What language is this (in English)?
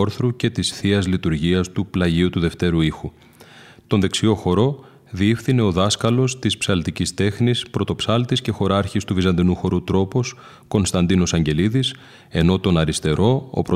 Greek